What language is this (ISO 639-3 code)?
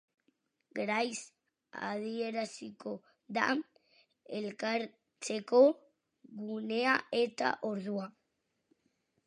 eus